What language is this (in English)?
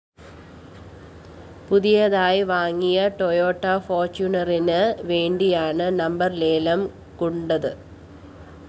Malayalam